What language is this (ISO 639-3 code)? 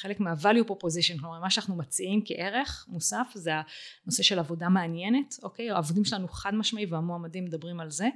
heb